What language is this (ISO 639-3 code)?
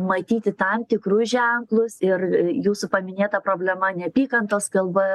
lit